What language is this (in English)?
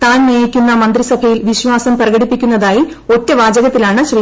Malayalam